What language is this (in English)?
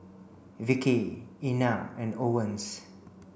English